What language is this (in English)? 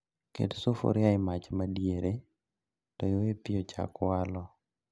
Luo (Kenya and Tanzania)